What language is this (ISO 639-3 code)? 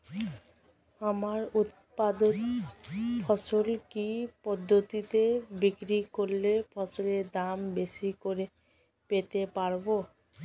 ben